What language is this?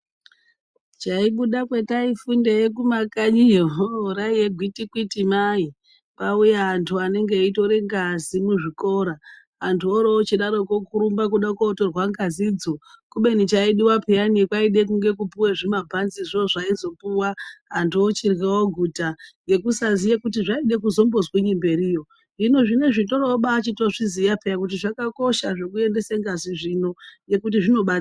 Ndau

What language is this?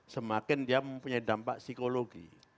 Indonesian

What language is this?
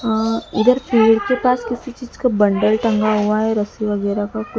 Hindi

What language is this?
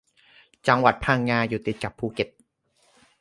Thai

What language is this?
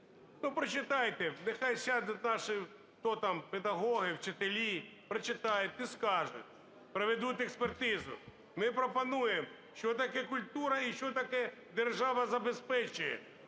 Ukrainian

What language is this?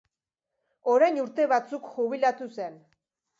Basque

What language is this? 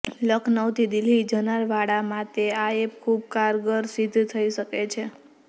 Gujarati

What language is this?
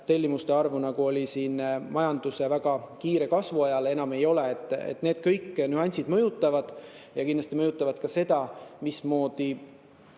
Estonian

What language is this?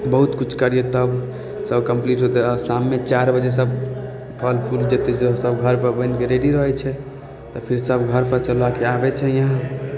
Maithili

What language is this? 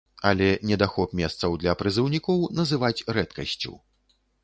Belarusian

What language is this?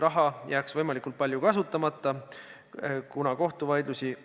Estonian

